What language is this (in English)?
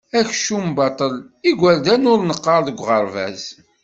Kabyle